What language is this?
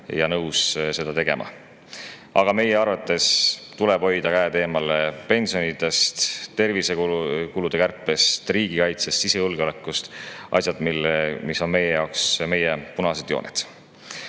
Estonian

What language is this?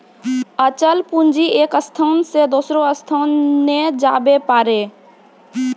Maithili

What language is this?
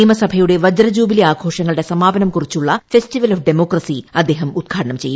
Malayalam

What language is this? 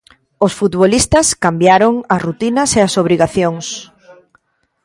Galician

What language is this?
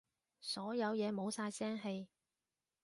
Cantonese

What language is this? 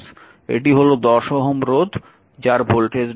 Bangla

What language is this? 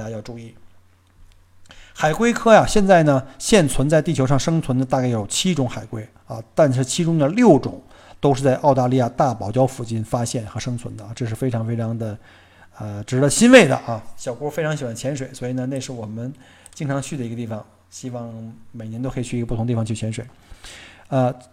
Chinese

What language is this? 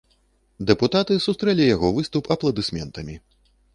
Belarusian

